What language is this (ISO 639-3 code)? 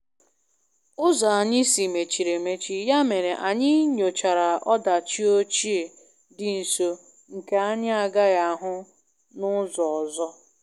ibo